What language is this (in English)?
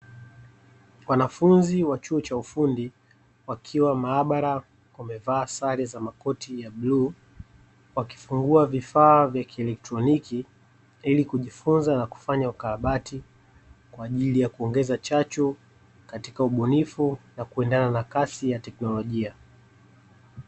Swahili